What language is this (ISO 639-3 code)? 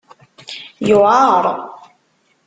kab